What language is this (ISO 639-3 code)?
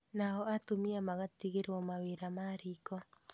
kik